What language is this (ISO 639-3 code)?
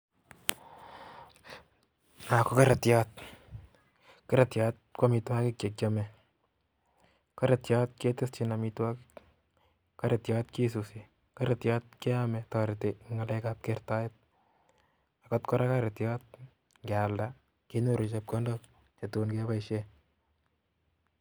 kln